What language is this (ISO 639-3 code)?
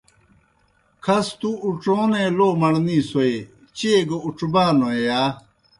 plk